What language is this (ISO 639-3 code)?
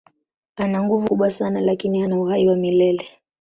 swa